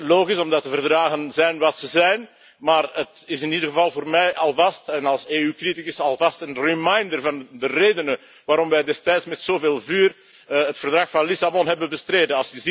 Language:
Dutch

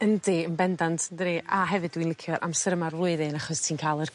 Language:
Welsh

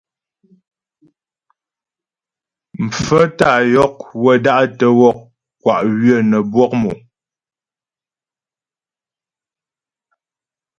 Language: Ghomala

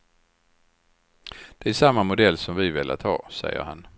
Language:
Swedish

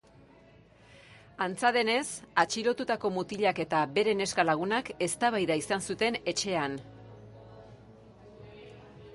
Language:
Basque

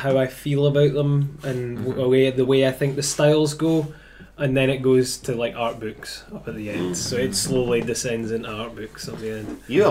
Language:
English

